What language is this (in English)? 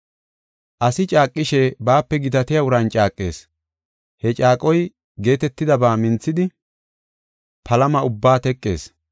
Gofa